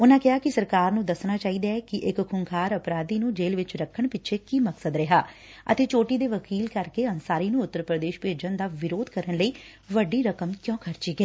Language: Punjabi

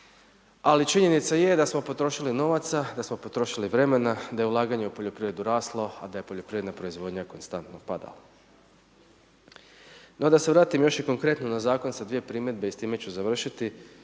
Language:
Croatian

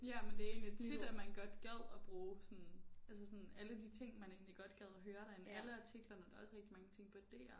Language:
Danish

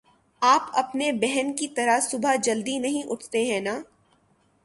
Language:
Urdu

